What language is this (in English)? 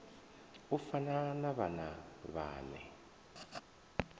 Venda